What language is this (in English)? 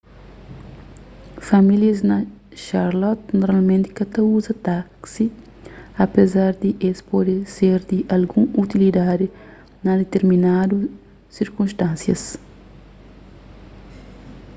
Kabuverdianu